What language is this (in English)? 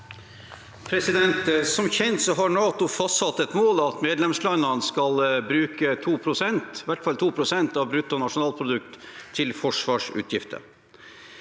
Norwegian